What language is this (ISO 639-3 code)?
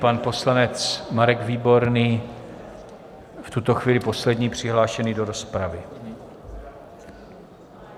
ces